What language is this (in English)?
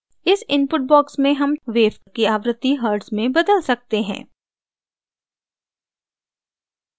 Hindi